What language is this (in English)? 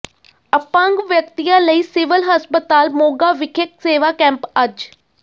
Punjabi